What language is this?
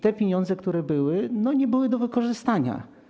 Polish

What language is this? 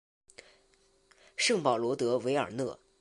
Chinese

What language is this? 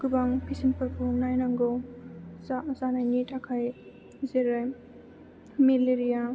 Bodo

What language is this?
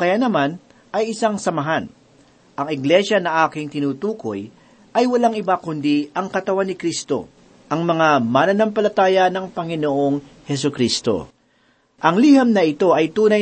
Filipino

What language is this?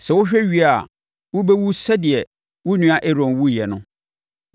Akan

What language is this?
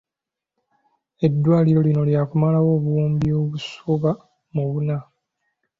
Ganda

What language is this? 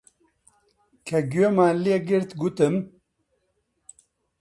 Central Kurdish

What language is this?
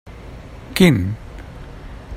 Catalan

